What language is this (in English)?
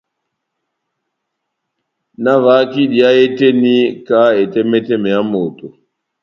Batanga